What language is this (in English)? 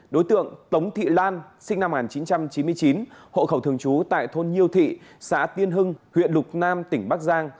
Vietnamese